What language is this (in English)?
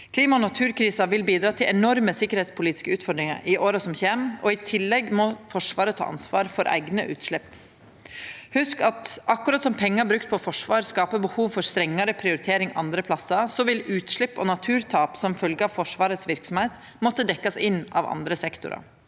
Norwegian